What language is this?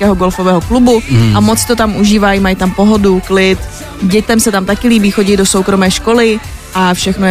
Czech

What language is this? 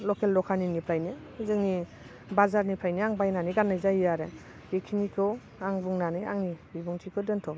Bodo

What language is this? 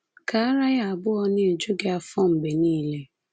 Igbo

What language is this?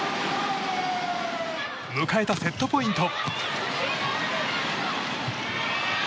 Japanese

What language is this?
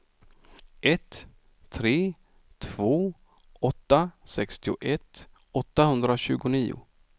Swedish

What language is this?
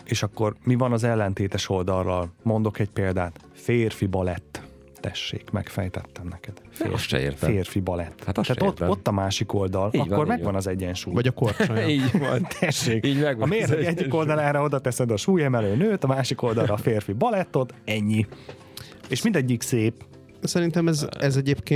Hungarian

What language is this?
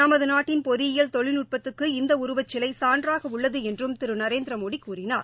Tamil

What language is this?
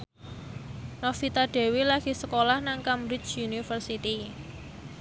Javanese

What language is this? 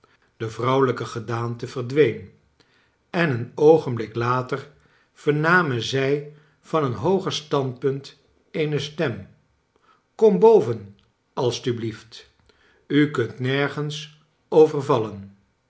Dutch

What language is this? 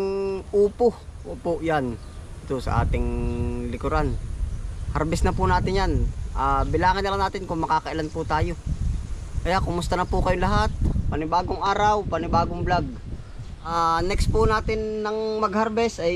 Filipino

